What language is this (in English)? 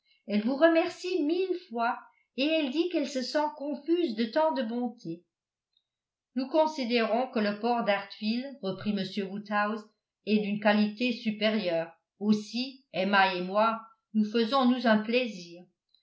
French